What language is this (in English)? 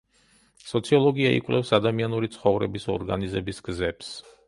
Georgian